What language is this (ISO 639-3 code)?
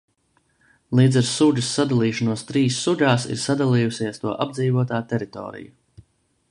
lav